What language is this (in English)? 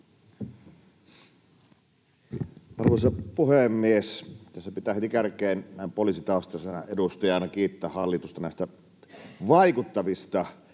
Finnish